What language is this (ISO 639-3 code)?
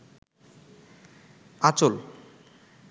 ben